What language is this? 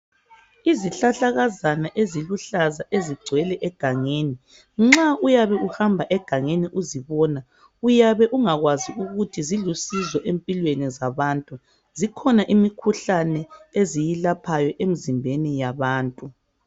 North Ndebele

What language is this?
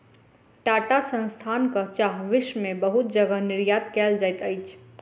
Maithili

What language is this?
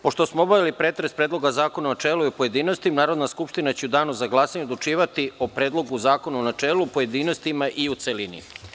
Serbian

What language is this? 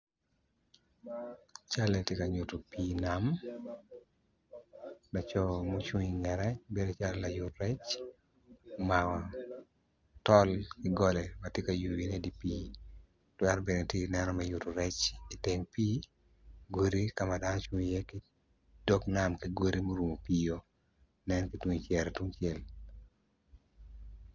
Acoli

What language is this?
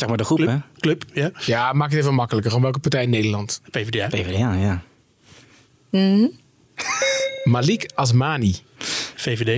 Dutch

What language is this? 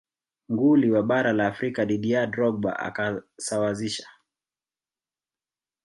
Swahili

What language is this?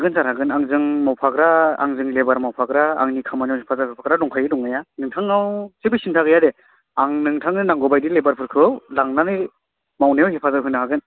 Bodo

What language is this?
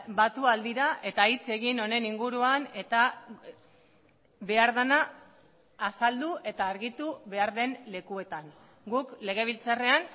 Basque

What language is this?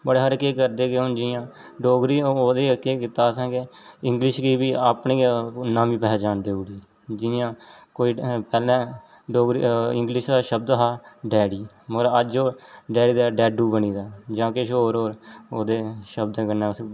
Dogri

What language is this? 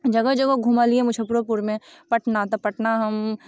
Maithili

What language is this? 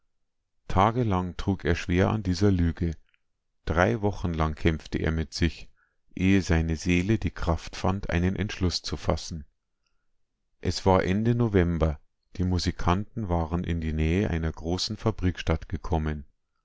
German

